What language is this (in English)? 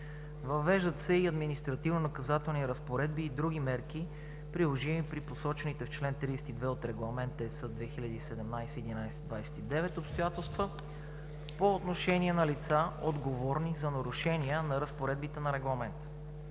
Bulgarian